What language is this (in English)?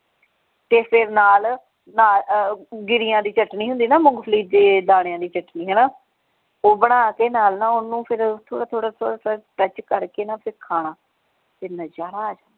Punjabi